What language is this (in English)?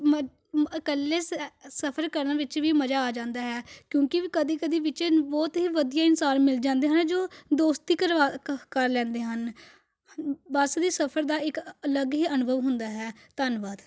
Punjabi